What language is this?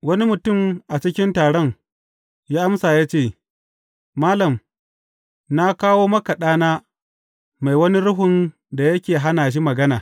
Hausa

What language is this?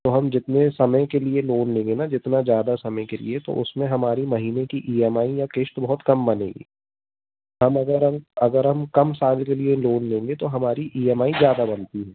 Hindi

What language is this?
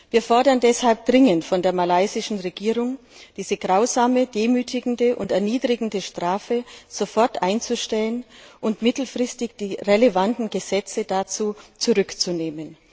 German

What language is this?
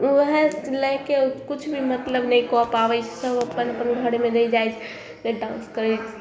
Maithili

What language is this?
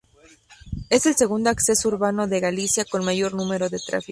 Spanish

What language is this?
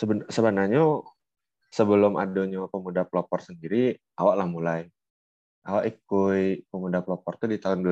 Indonesian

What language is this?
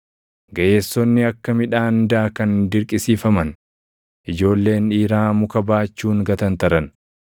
Oromo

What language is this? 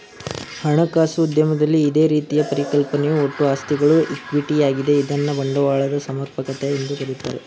Kannada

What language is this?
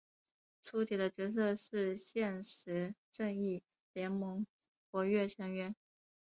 Chinese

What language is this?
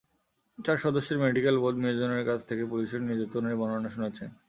Bangla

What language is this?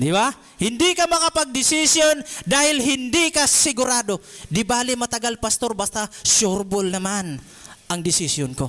Filipino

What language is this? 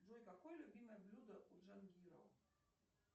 Russian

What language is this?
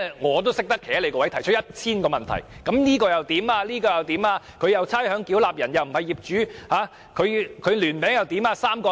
Cantonese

